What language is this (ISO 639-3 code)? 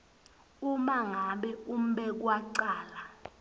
ssw